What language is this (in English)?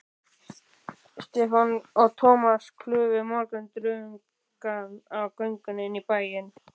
Icelandic